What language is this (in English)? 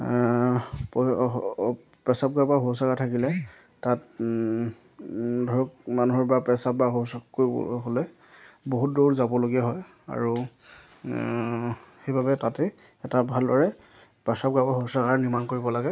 Assamese